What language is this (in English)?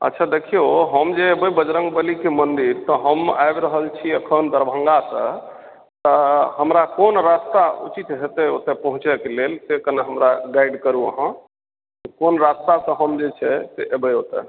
Maithili